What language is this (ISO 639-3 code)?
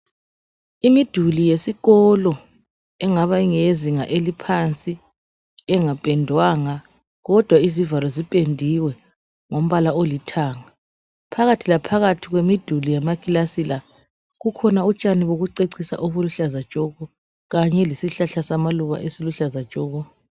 nde